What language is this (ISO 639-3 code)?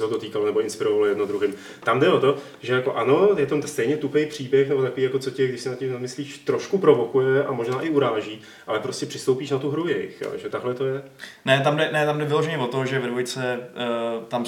ces